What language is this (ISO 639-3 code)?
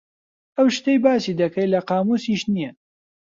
ckb